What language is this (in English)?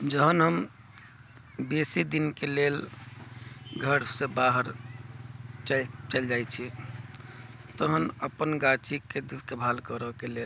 Maithili